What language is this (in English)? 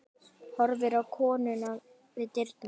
Icelandic